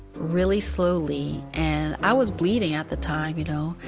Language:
English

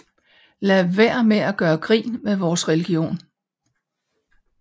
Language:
Danish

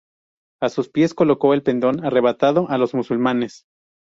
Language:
Spanish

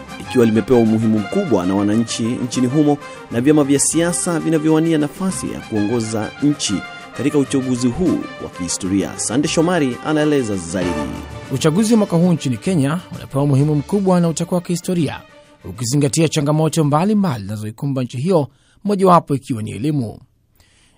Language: Swahili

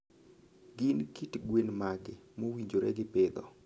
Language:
Luo (Kenya and Tanzania)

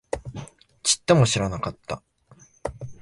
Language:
Japanese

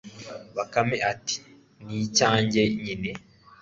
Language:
Kinyarwanda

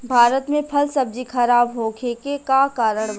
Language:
Bhojpuri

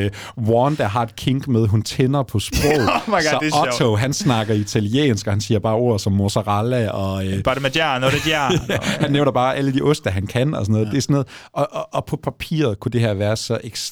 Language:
Danish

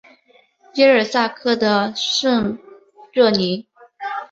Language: Chinese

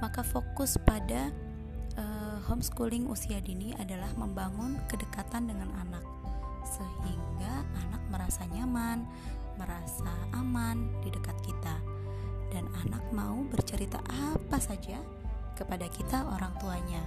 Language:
Indonesian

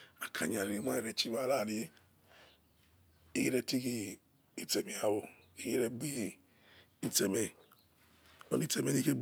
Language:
Yekhee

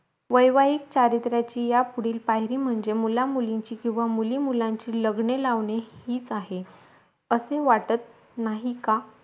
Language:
Marathi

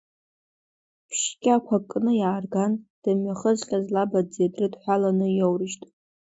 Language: Abkhazian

